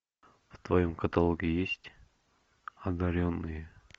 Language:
Russian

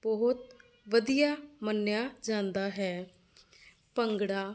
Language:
Punjabi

